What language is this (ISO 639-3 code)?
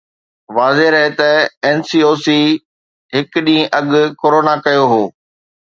snd